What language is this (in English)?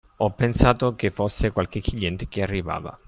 Italian